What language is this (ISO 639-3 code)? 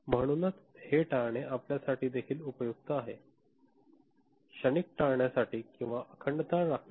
mar